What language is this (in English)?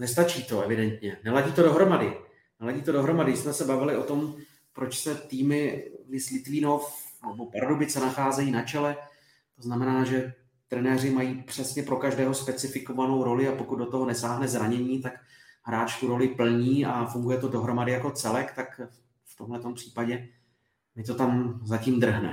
Czech